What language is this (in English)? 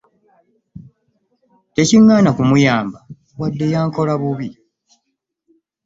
Ganda